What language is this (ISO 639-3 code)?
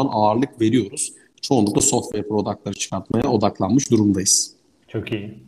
tur